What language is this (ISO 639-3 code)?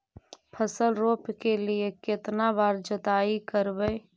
mag